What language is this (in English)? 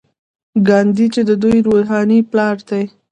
Pashto